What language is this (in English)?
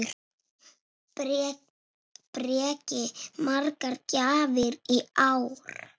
Icelandic